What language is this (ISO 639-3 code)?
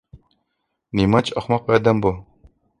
uig